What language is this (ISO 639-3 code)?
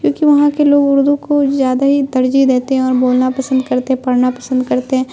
urd